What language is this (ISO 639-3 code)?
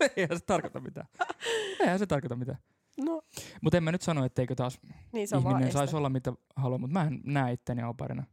fin